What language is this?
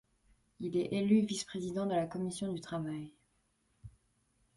French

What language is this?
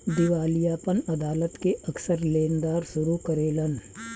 Bhojpuri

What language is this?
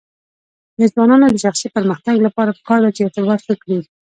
Pashto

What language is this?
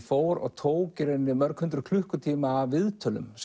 Icelandic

